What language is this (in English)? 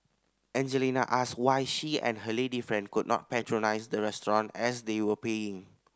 English